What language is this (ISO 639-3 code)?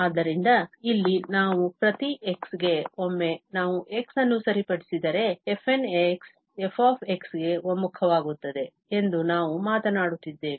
kan